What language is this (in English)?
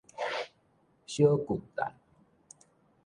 Min Nan Chinese